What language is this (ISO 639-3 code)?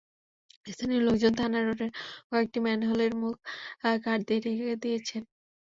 ben